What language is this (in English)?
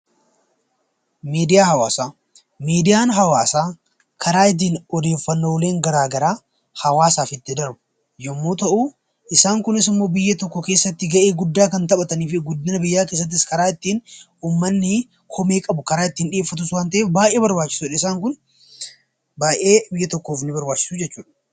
Oromo